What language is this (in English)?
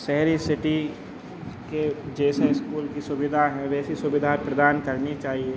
Hindi